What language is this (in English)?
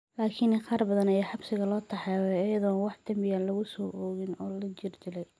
Somali